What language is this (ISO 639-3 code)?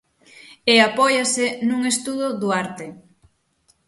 glg